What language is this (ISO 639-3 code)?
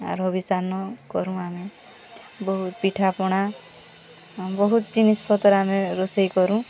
ori